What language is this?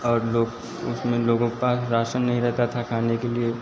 Hindi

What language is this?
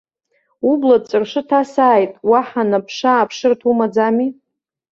Abkhazian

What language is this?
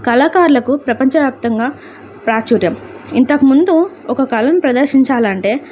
Telugu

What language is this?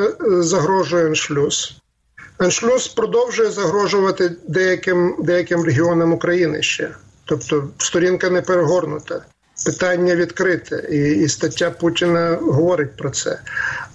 Ukrainian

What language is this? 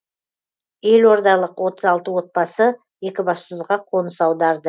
Kazakh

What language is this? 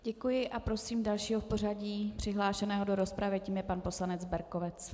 Czech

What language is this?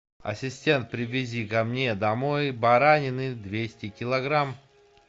Russian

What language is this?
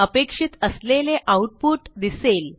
Marathi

